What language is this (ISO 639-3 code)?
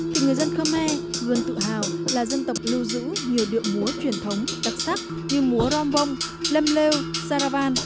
vie